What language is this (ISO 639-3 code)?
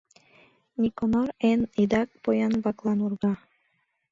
chm